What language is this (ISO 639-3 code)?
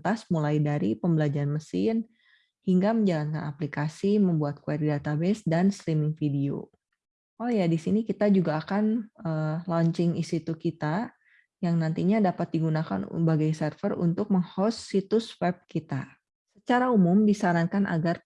ind